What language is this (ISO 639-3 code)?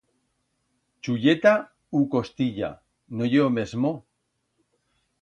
arg